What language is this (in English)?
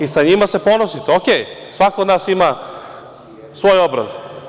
Serbian